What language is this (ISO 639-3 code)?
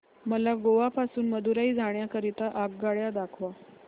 mar